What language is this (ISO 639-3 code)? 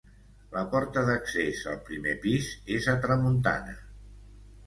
cat